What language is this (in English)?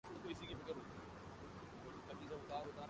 Urdu